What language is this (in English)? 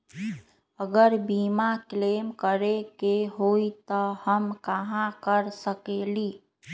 Magahi